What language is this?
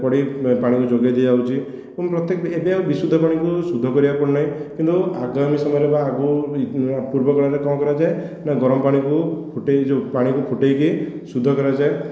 Odia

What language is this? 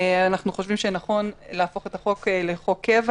Hebrew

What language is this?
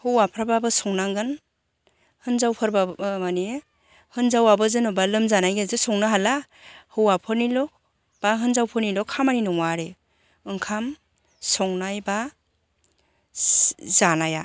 Bodo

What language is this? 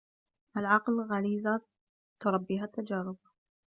Arabic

